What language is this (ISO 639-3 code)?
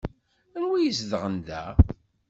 kab